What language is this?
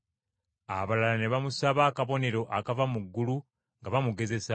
Ganda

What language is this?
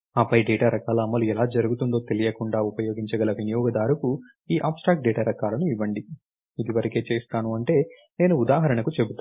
Telugu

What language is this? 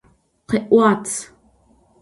Adyghe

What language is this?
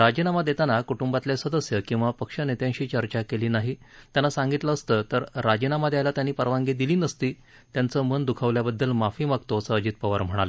Marathi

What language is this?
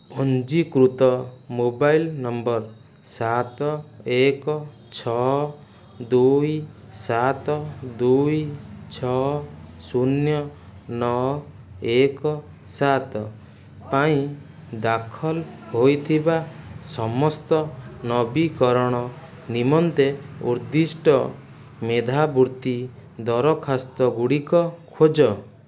Odia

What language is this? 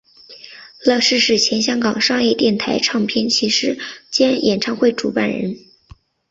Chinese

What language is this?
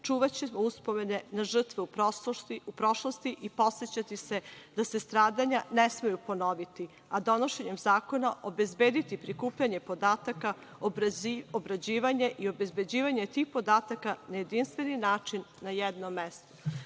Serbian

